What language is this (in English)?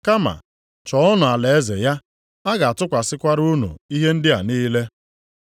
Igbo